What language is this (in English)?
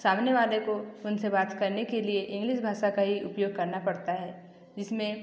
Hindi